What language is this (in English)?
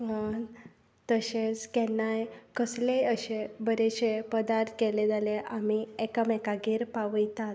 Konkani